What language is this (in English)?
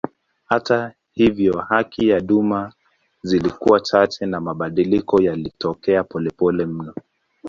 Swahili